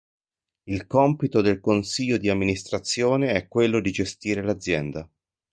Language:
Italian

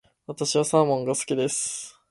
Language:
Japanese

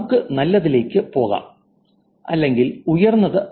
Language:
Malayalam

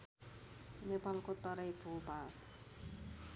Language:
Nepali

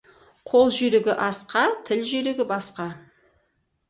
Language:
Kazakh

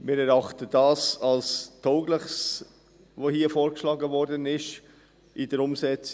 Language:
Swiss German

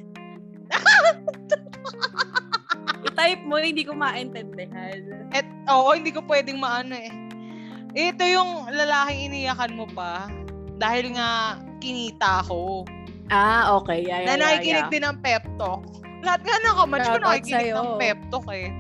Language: Filipino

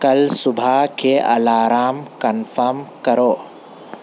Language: Urdu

